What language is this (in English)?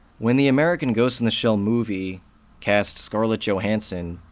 English